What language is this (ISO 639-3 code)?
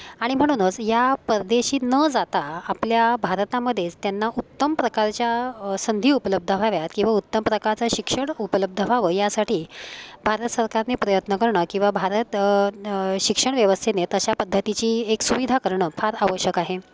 mar